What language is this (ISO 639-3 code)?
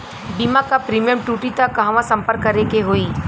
bho